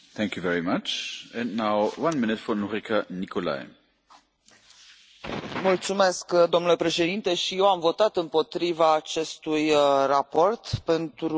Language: Romanian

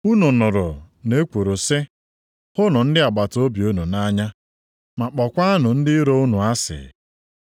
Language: Igbo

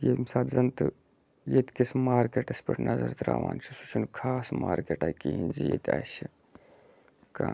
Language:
Kashmiri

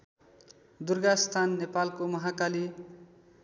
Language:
Nepali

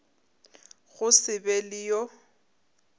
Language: Northern Sotho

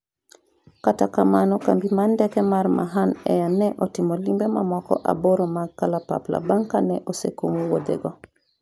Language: Luo (Kenya and Tanzania)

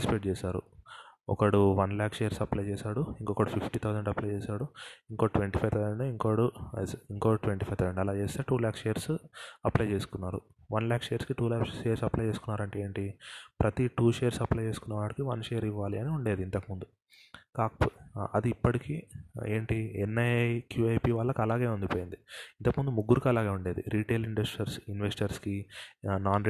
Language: Telugu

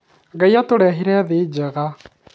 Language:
Kikuyu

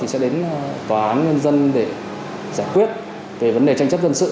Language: Vietnamese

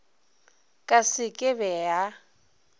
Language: Northern Sotho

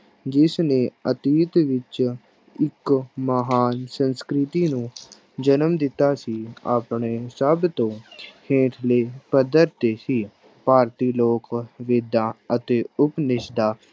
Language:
Punjabi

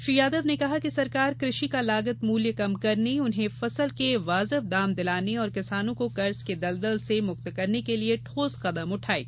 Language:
Hindi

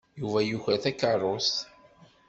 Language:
Kabyle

